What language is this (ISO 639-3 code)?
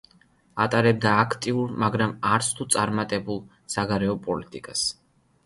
kat